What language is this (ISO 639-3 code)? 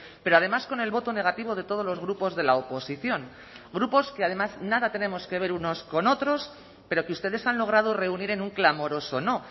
spa